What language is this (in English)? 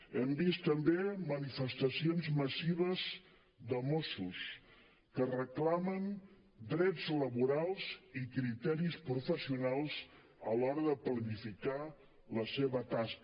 Catalan